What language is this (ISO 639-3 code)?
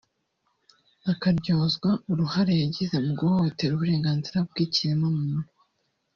kin